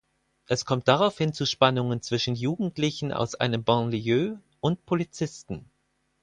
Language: German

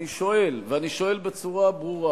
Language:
Hebrew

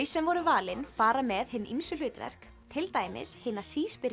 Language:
Icelandic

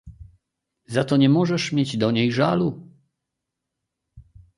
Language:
Polish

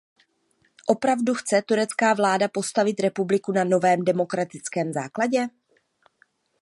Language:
Czech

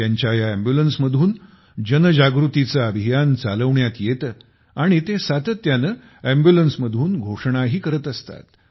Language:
Marathi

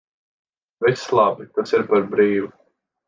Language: Latvian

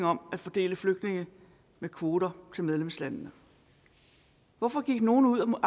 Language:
Danish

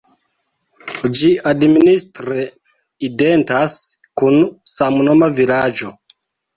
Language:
Esperanto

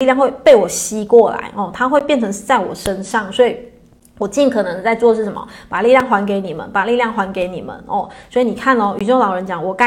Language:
Chinese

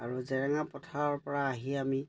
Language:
Assamese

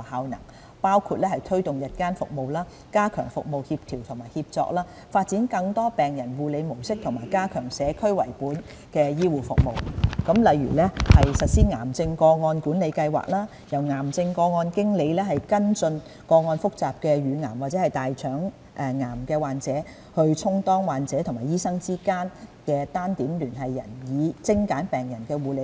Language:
Cantonese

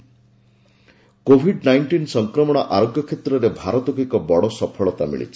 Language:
Odia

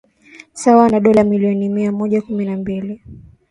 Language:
Swahili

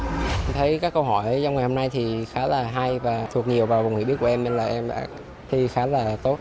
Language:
Vietnamese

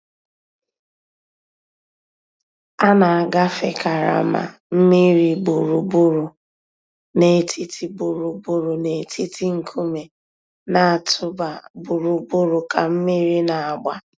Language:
Igbo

